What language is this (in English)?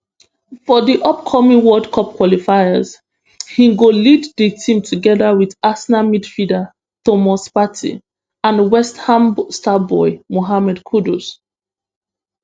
Nigerian Pidgin